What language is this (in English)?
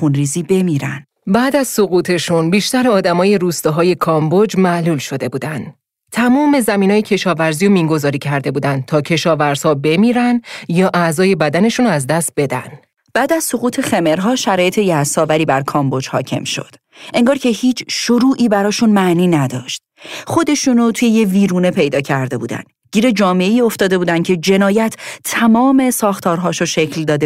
Persian